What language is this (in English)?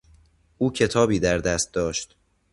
Persian